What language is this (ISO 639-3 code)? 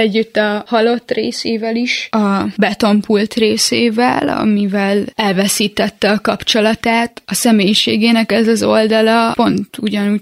hun